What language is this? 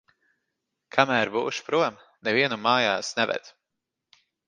Latvian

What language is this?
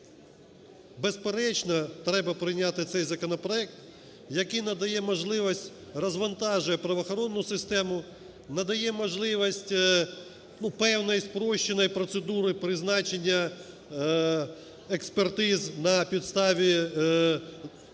Ukrainian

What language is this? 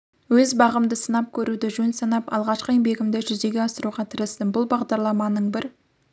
Kazakh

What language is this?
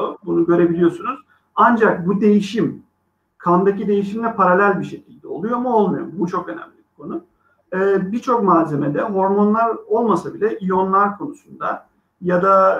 Turkish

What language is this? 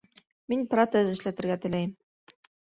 Bashkir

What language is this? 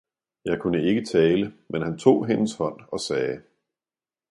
Danish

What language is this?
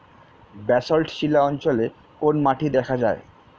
Bangla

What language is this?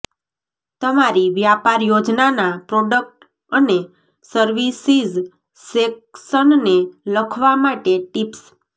Gujarati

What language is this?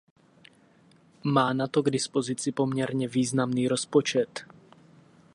Czech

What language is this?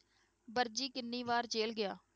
Punjabi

